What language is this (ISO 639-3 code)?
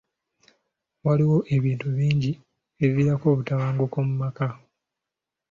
lug